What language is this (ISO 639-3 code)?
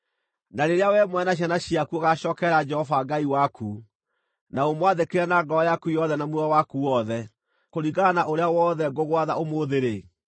kik